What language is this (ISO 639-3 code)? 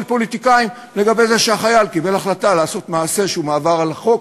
heb